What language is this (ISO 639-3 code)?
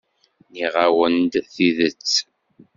kab